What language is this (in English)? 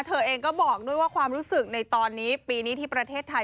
Thai